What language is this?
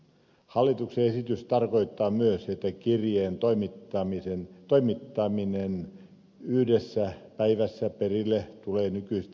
Finnish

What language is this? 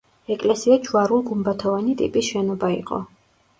Georgian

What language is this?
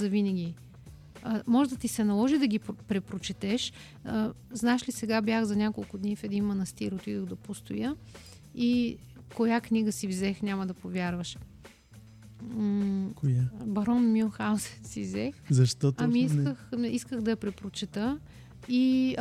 Bulgarian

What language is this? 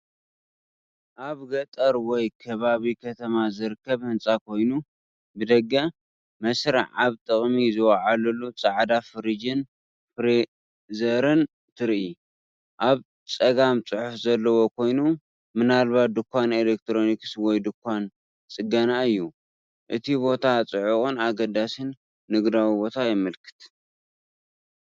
Tigrinya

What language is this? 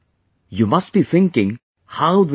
English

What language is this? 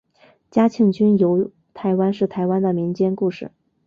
Chinese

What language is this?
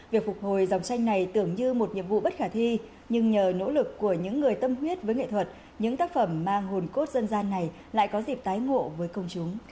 Vietnamese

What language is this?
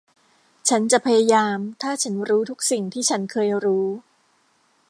Thai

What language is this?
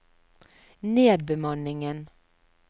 Norwegian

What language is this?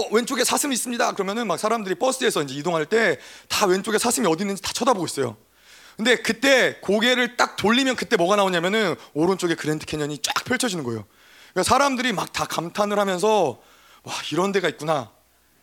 Korean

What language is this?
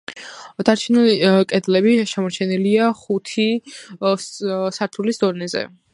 Georgian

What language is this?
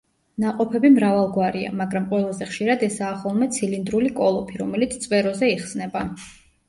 Georgian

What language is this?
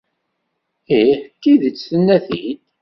Kabyle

